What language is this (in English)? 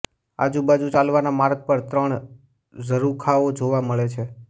Gujarati